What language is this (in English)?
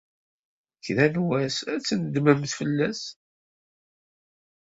Kabyle